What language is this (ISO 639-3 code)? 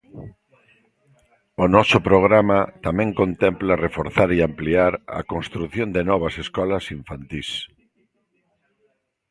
glg